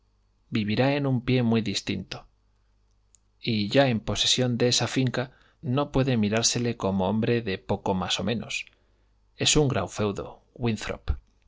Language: Spanish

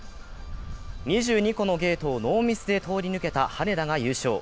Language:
Japanese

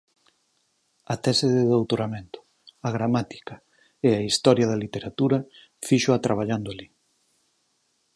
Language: Galician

